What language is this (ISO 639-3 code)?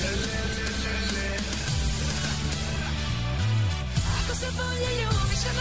hrv